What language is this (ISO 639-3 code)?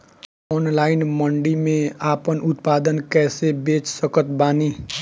bho